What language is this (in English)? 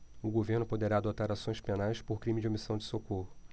Portuguese